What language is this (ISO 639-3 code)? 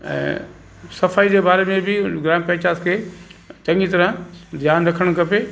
snd